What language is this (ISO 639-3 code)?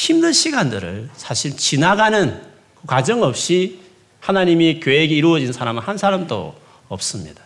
kor